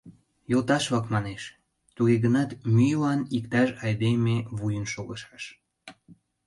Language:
Mari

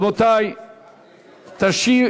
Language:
Hebrew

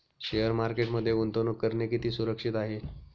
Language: Marathi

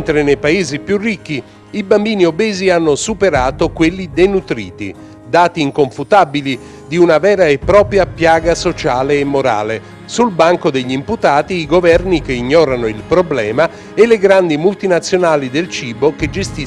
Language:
Italian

